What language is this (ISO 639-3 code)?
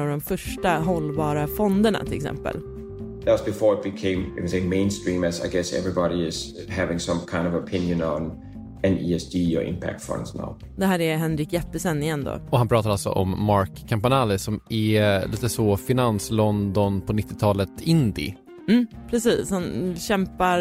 swe